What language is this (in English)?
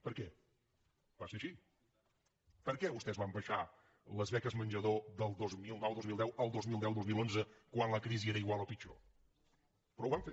Catalan